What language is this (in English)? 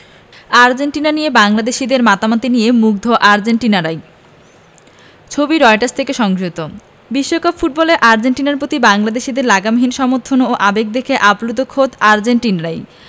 Bangla